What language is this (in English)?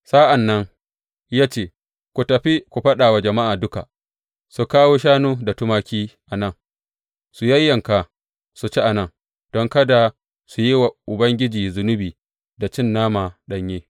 Hausa